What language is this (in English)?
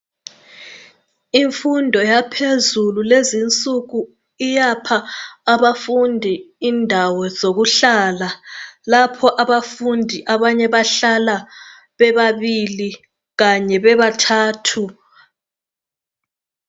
North Ndebele